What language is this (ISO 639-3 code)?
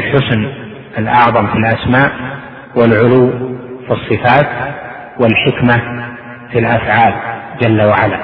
ara